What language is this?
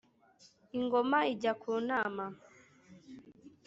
Kinyarwanda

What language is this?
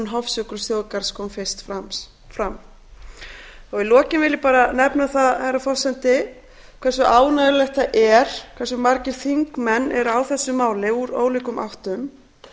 Icelandic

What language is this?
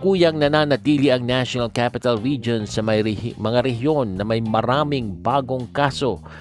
Filipino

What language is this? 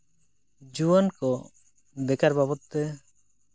Santali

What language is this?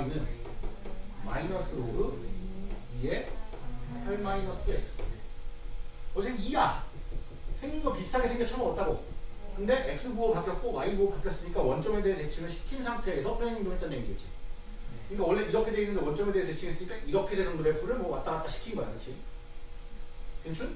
Korean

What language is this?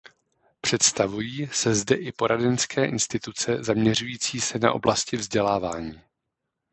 Czech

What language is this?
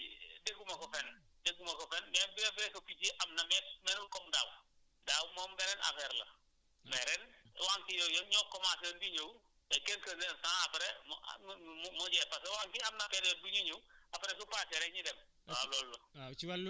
Wolof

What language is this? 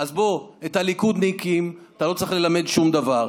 Hebrew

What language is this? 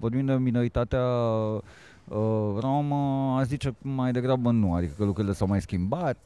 Romanian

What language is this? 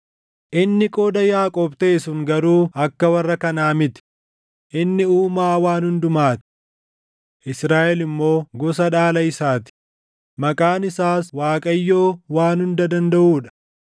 Oromo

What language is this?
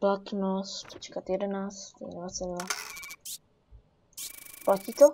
Czech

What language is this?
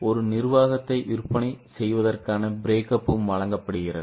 Tamil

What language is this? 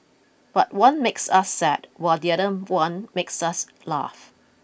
English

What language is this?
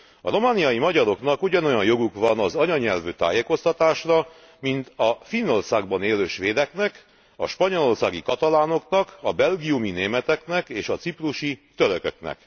Hungarian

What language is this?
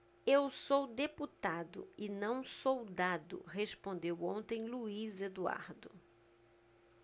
Portuguese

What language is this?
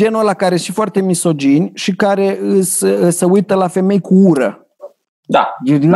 Romanian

